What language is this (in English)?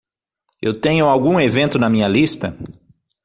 Portuguese